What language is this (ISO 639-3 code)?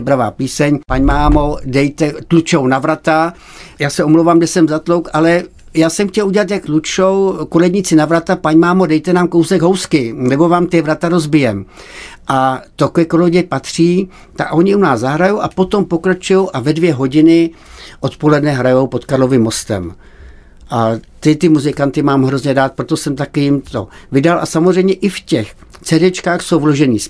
ces